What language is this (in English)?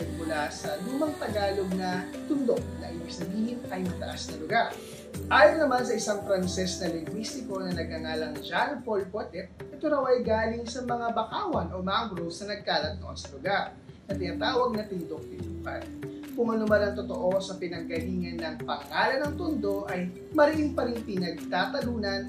Filipino